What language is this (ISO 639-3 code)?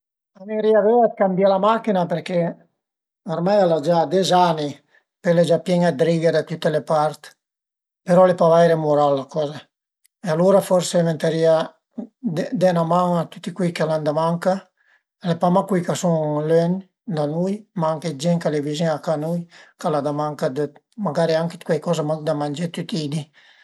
pms